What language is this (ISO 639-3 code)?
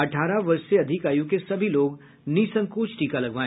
hin